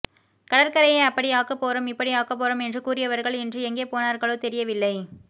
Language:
Tamil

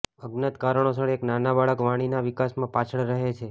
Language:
Gujarati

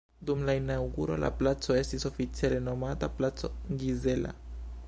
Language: Esperanto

